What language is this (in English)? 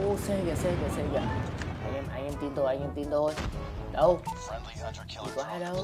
Vietnamese